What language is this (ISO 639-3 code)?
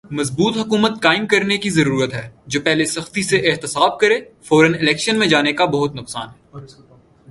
urd